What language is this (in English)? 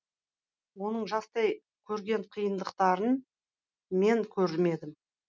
Kazakh